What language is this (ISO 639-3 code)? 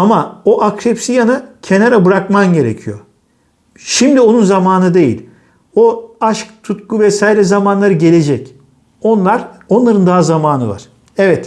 tur